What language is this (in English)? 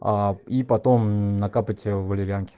Russian